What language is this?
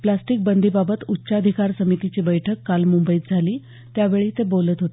Marathi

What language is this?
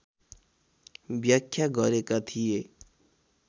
Nepali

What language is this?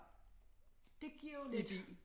Danish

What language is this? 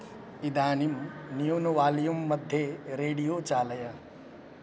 Sanskrit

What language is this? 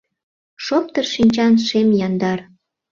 Mari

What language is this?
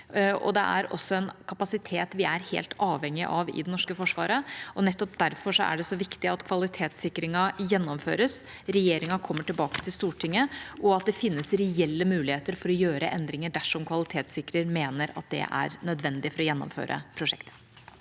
Norwegian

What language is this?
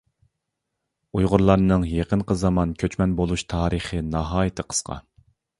Uyghur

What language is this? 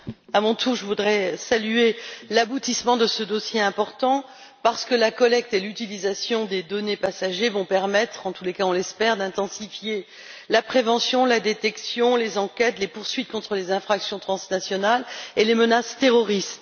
French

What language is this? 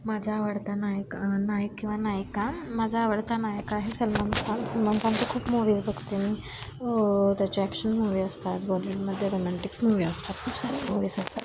Marathi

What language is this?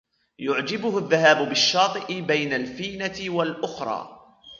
Arabic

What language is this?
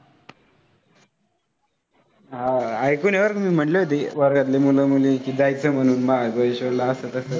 Marathi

